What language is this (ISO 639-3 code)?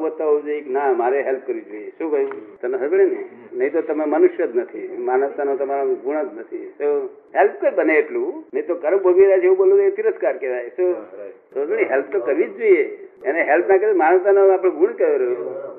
guj